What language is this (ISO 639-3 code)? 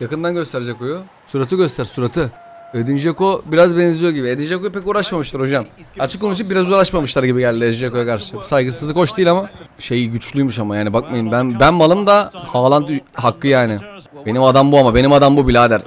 tur